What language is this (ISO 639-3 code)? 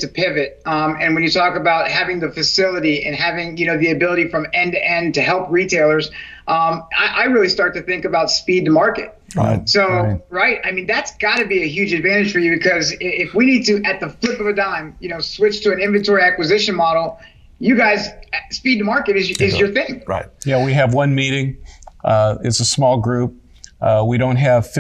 eng